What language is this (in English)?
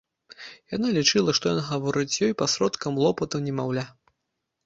Belarusian